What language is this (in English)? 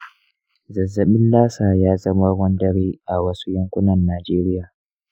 Hausa